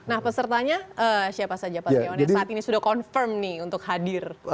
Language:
Indonesian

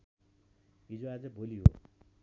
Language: Nepali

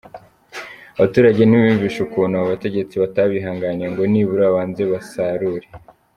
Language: Kinyarwanda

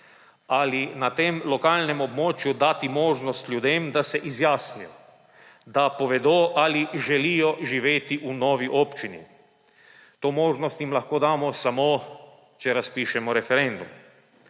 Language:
Slovenian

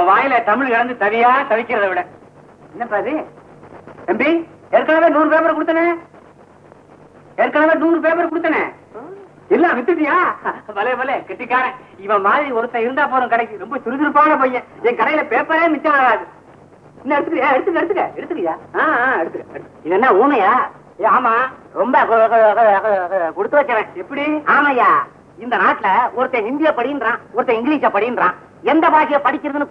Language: Indonesian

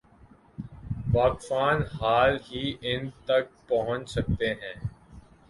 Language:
Urdu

